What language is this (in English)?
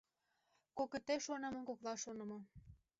Mari